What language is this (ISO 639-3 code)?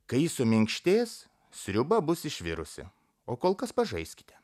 lit